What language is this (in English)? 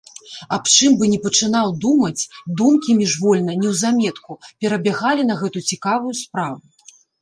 Belarusian